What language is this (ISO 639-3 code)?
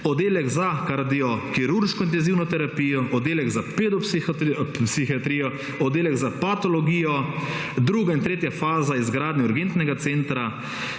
slv